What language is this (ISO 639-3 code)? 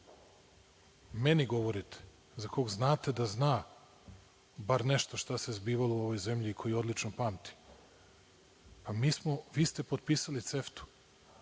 srp